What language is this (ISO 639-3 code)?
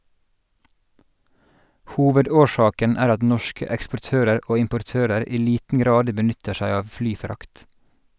nor